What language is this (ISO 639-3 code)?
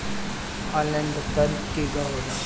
bho